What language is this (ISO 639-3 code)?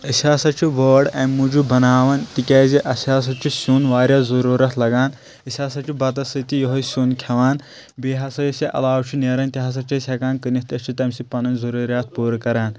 kas